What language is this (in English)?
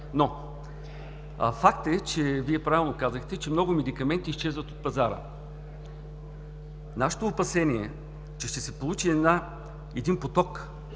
Bulgarian